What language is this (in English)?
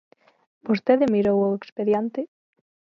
Galician